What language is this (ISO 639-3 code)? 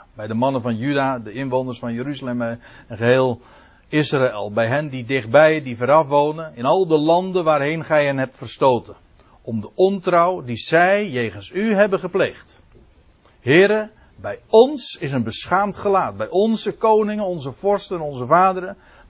nld